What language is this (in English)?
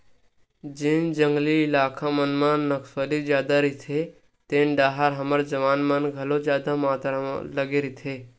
Chhattisgarhi